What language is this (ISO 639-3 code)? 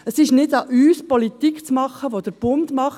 gsw